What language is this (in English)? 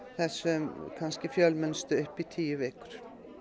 Icelandic